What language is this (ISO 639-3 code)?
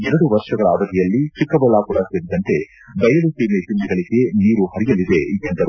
kan